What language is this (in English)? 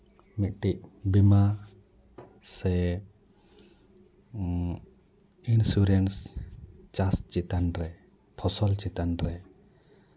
Santali